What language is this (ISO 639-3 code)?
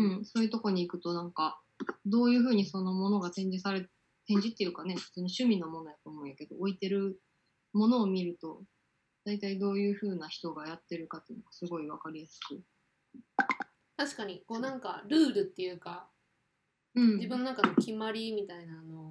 jpn